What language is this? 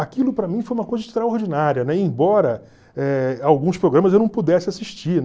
Portuguese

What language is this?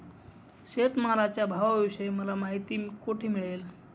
Marathi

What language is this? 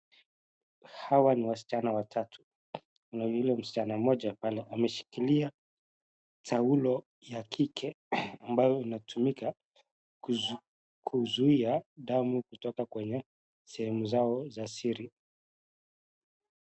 Swahili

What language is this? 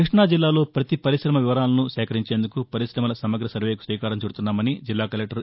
Telugu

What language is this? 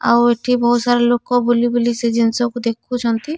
Odia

